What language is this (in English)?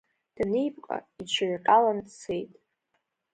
Abkhazian